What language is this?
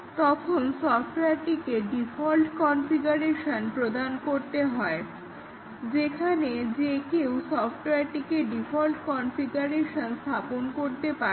Bangla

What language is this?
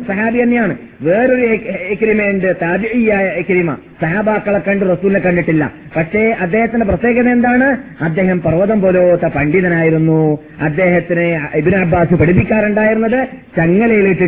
Malayalam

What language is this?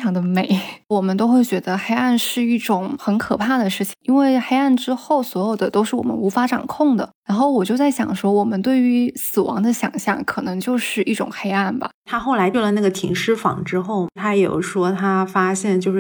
Chinese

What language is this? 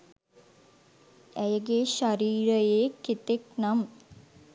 Sinhala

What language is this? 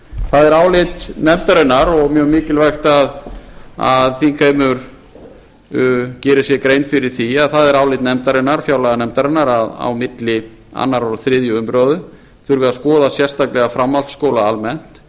Icelandic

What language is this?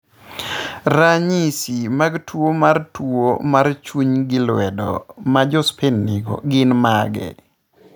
Luo (Kenya and Tanzania)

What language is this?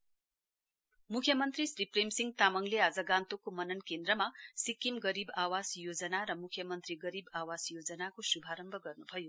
Nepali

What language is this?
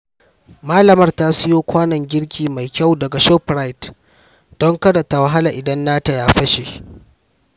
Hausa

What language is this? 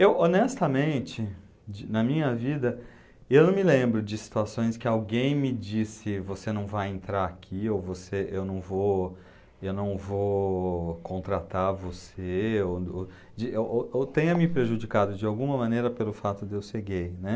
Portuguese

